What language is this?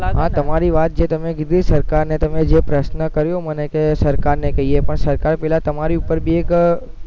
Gujarati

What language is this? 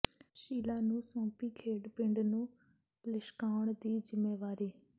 Punjabi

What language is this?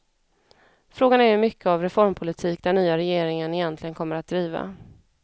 Swedish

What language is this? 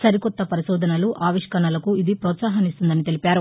Telugu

